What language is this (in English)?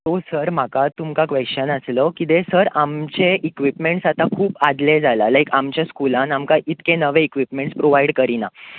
Konkani